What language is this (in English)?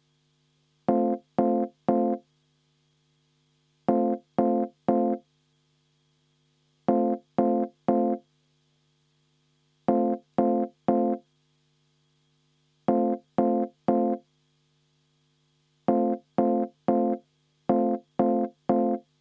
Estonian